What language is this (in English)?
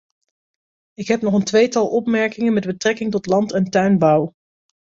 Dutch